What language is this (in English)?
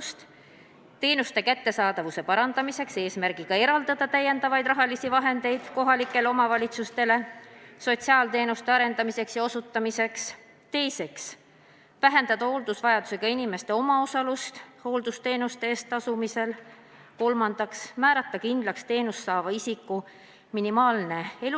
Estonian